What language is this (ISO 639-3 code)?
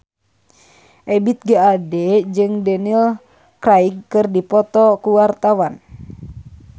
sun